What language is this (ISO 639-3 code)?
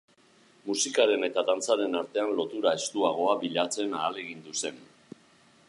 eus